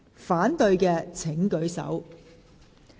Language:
Cantonese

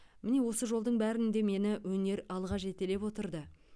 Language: Kazakh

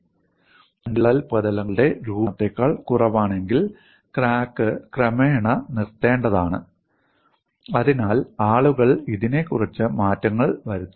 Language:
Malayalam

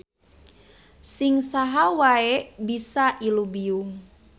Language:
Sundanese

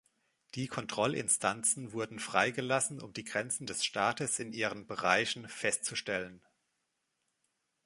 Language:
German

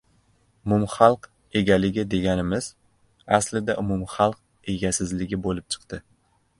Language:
Uzbek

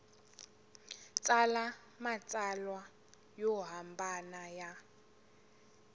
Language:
Tsonga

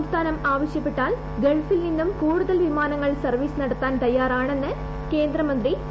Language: Malayalam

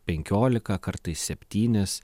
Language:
Lithuanian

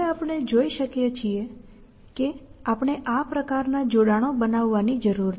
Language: Gujarati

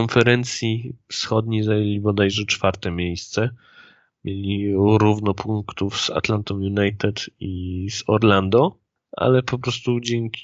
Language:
Polish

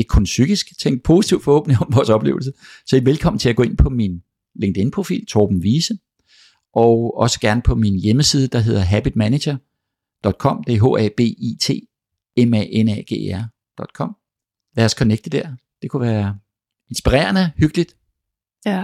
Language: Danish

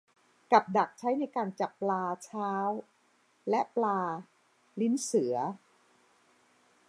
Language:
Thai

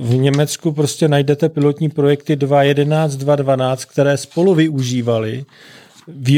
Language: Czech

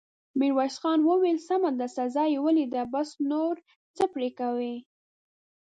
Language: Pashto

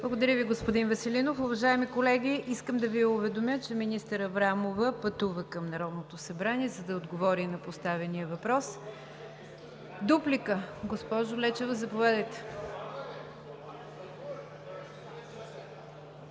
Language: Bulgarian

